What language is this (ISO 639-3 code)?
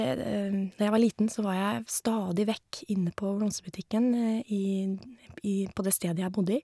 nor